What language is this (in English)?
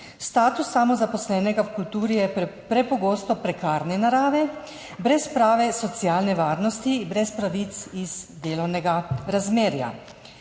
Slovenian